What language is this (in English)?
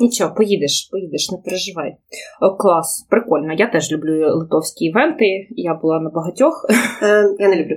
Ukrainian